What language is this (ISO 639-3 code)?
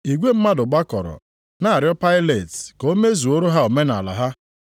ibo